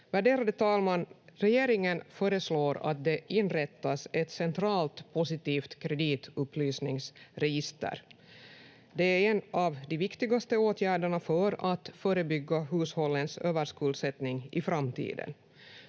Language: Finnish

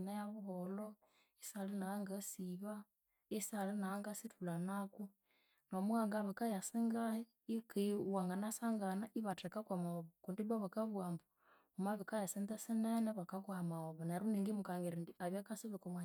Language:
Konzo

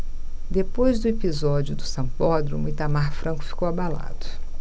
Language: Portuguese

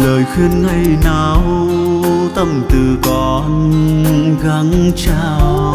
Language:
Vietnamese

